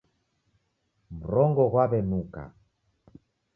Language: Taita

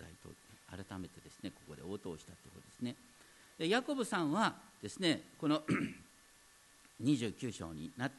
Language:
Japanese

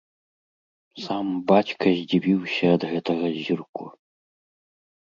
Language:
Belarusian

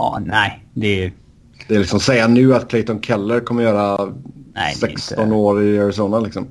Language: Swedish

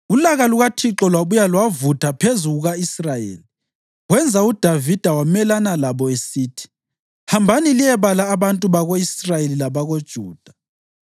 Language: North Ndebele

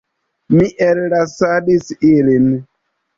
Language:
Esperanto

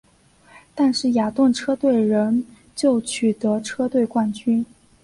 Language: Chinese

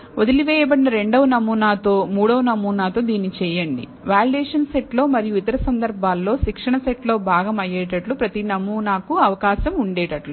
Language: Telugu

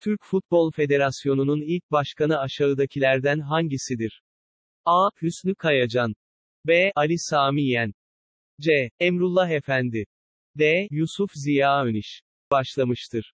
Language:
Turkish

